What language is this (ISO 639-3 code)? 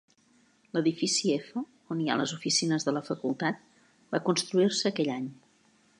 cat